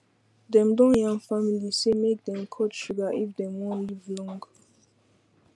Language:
Nigerian Pidgin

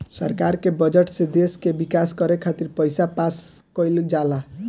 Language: Bhojpuri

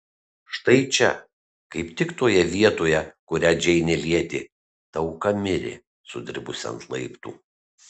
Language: Lithuanian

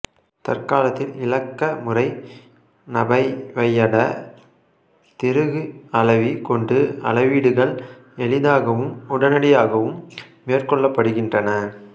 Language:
Tamil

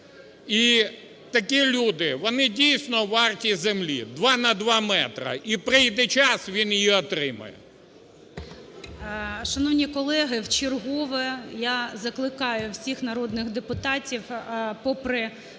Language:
Ukrainian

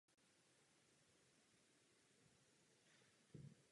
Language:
Czech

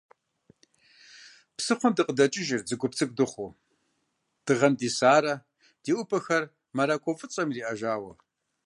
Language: Kabardian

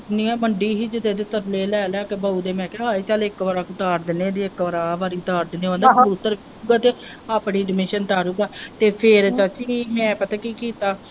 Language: Punjabi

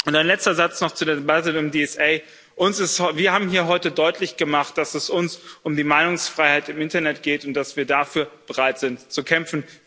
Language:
German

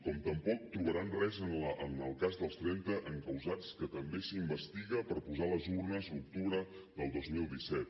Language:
Catalan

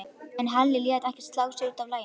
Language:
Icelandic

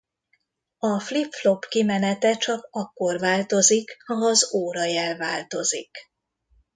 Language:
Hungarian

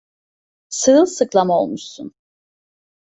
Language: Turkish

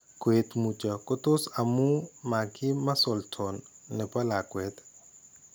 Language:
Kalenjin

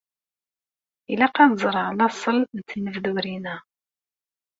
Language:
Kabyle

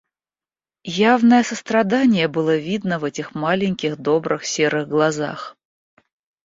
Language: Russian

